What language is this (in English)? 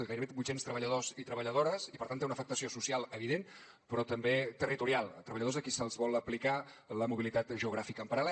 Catalan